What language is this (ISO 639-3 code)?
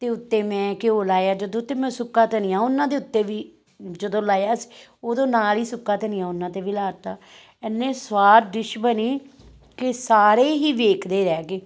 pan